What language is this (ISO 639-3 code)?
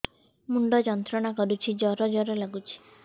ori